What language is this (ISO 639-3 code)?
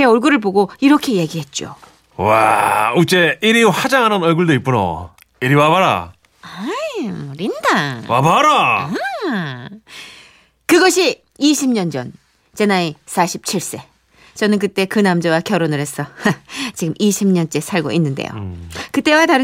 kor